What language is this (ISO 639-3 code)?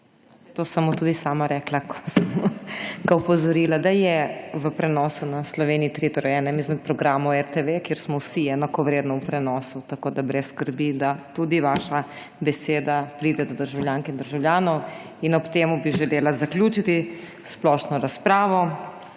slv